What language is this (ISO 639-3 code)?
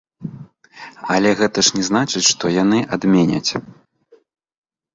bel